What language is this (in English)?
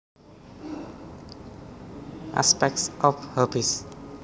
Javanese